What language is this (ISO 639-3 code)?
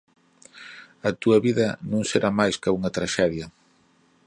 glg